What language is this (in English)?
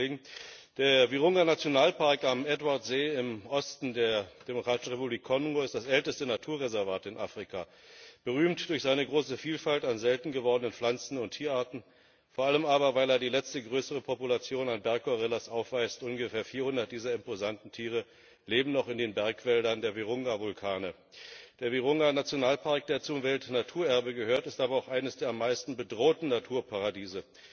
German